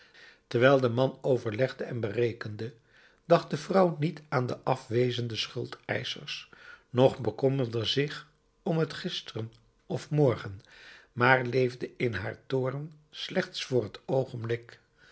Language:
Dutch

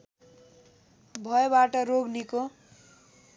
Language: Nepali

